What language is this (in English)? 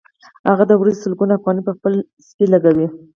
Pashto